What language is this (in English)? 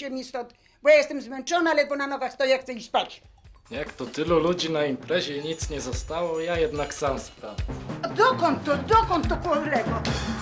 Polish